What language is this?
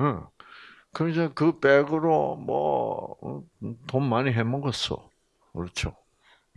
Korean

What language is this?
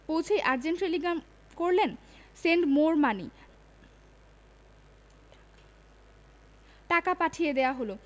Bangla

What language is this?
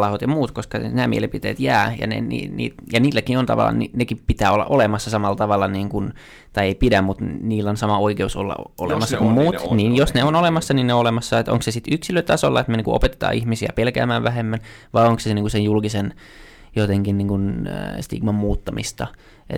Finnish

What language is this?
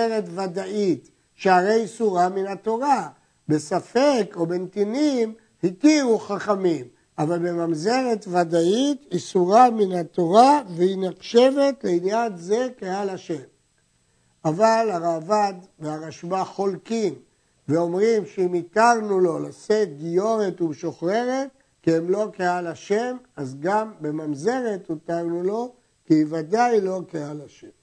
Hebrew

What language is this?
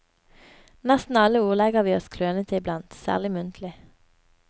Norwegian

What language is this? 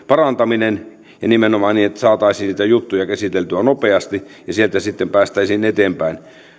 Finnish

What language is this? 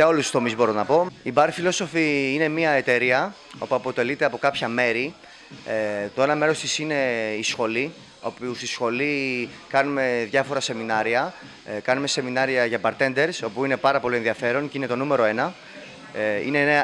Greek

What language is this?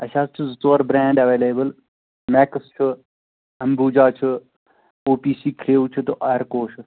Kashmiri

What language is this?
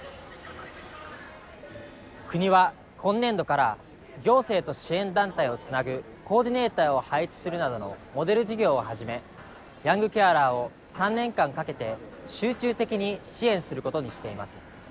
Japanese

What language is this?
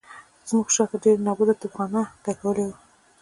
Pashto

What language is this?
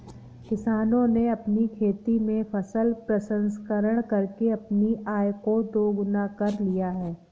Hindi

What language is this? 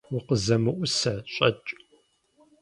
Kabardian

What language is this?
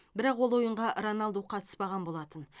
Kazakh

